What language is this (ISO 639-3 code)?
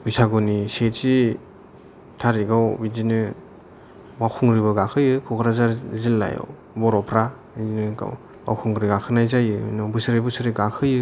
brx